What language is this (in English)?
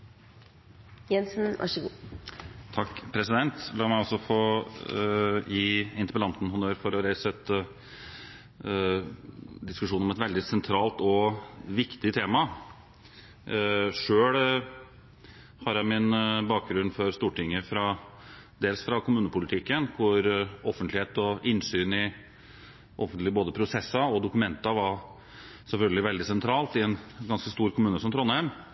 Norwegian Bokmål